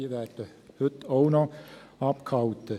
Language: Swiss German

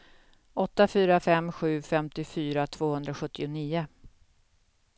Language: Swedish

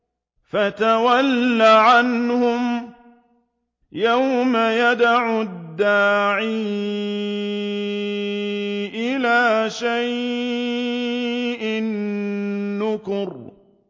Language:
Arabic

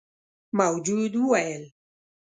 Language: Pashto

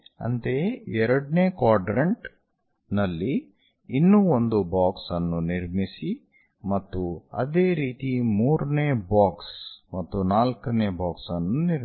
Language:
Kannada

